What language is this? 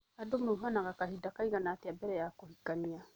Kikuyu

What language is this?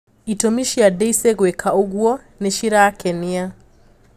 Kikuyu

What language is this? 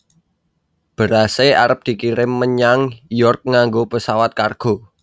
Javanese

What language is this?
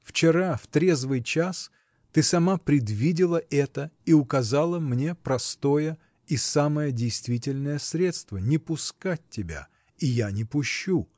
Russian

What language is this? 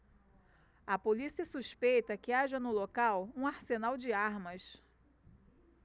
Portuguese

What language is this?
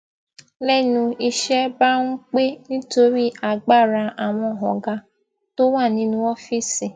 Yoruba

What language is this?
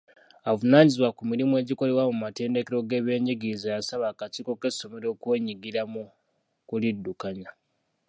Ganda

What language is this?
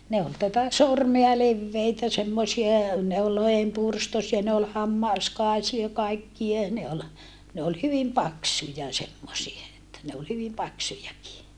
Finnish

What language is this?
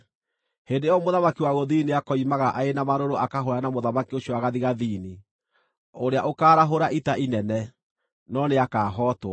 Kikuyu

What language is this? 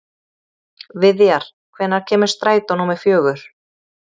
Icelandic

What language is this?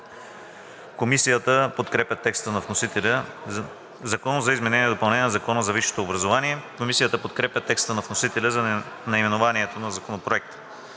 Bulgarian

